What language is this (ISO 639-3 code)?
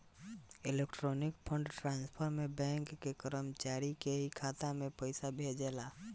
bho